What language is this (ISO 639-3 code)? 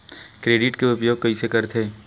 hne